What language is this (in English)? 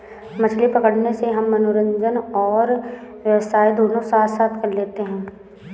Hindi